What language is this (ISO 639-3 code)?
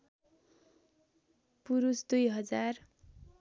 nep